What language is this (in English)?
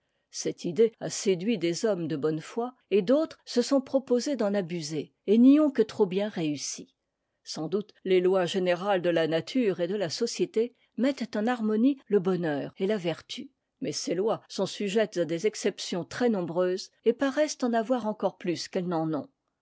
French